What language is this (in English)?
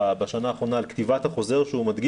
Hebrew